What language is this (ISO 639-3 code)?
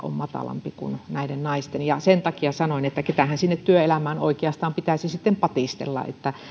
fin